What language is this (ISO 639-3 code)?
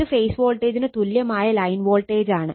mal